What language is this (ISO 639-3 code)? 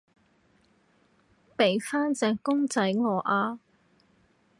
yue